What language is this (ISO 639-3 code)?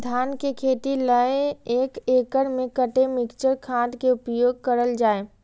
mai